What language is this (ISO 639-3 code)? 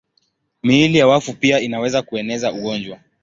swa